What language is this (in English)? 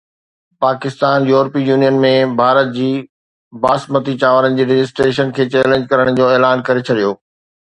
Sindhi